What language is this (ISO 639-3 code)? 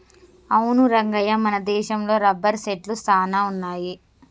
tel